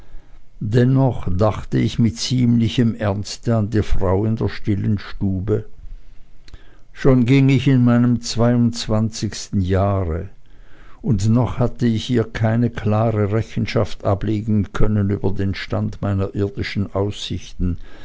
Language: German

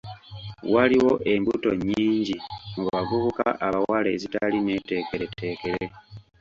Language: Ganda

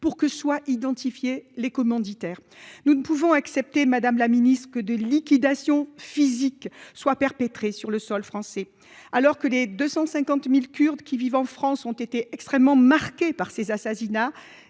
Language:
French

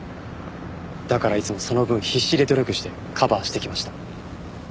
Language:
Japanese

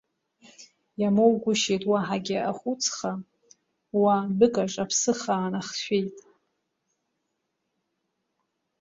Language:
Abkhazian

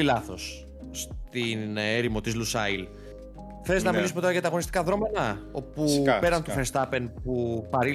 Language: Greek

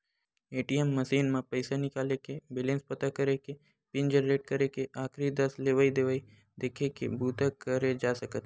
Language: Chhattisgarhi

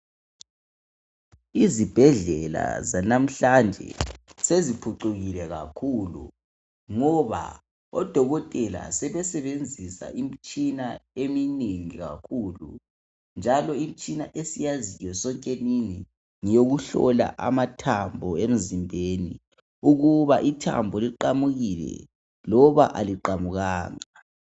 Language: North Ndebele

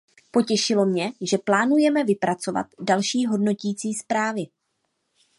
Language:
Czech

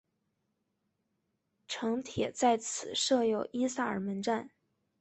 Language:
Chinese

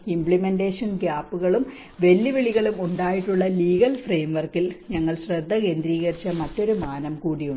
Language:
Malayalam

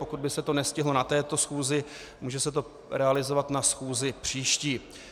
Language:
Czech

